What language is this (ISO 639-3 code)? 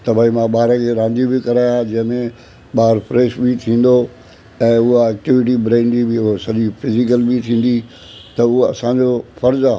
snd